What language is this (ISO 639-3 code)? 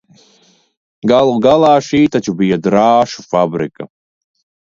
lav